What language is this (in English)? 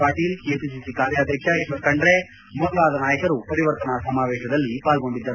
Kannada